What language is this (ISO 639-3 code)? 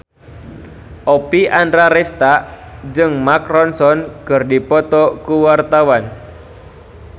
sun